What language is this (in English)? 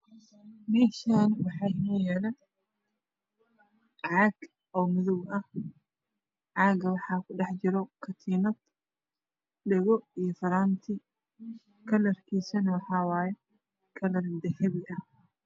Somali